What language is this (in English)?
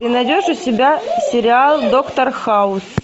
Russian